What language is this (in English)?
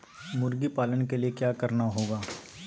Magahi